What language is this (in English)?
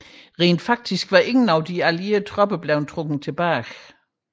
Danish